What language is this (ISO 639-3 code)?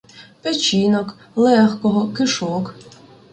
ukr